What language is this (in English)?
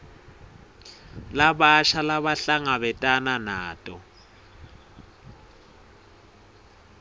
Swati